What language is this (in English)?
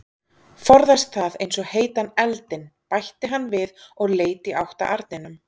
Icelandic